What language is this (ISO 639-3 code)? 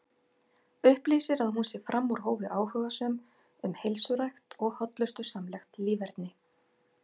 isl